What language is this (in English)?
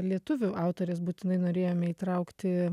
Lithuanian